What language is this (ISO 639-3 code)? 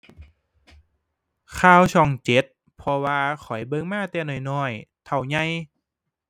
tha